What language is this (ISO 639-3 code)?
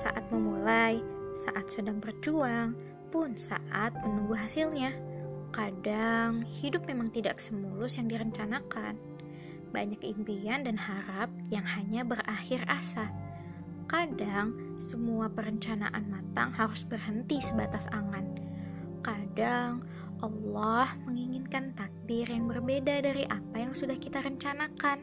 ind